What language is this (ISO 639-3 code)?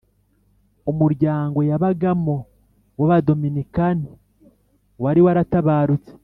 kin